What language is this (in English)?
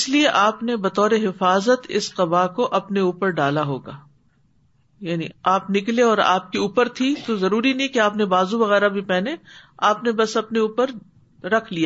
Urdu